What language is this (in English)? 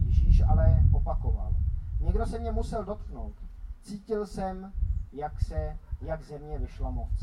Czech